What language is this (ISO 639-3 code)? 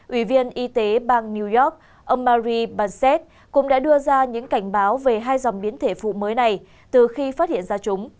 vie